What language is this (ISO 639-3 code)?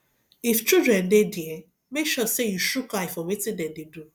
pcm